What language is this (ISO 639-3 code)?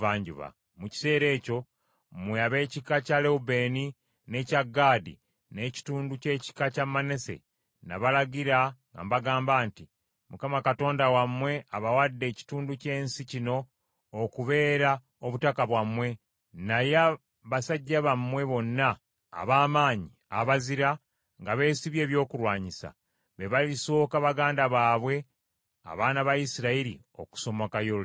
lug